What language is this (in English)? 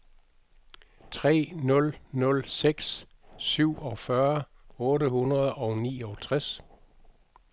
Danish